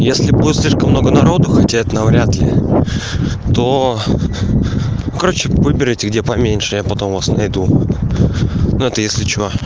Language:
Russian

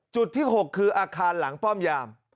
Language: Thai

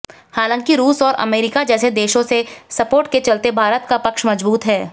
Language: Hindi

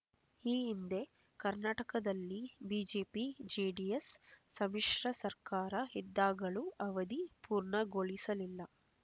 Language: Kannada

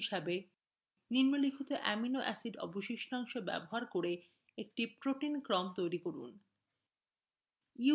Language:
Bangla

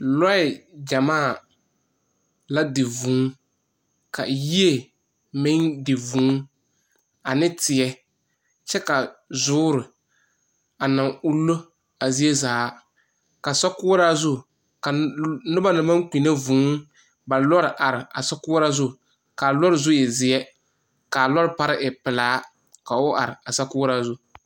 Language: Southern Dagaare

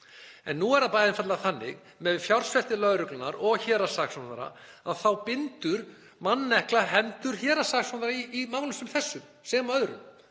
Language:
Icelandic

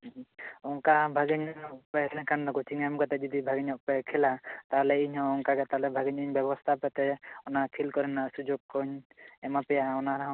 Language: Santali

